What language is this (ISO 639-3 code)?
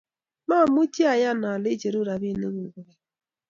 kln